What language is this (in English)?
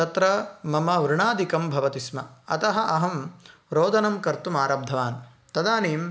Sanskrit